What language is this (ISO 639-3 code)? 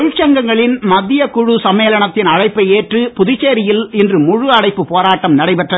tam